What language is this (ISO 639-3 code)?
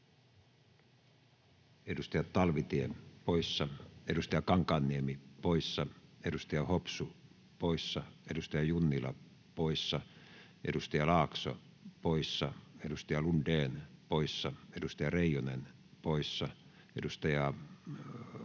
fin